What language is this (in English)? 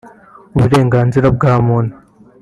Kinyarwanda